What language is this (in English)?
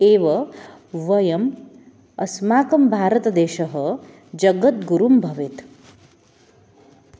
Sanskrit